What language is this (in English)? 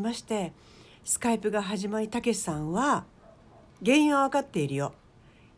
Japanese